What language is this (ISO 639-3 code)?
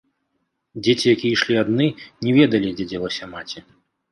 bel